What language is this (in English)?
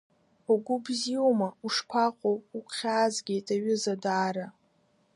Abkhazian